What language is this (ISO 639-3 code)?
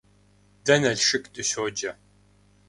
kbd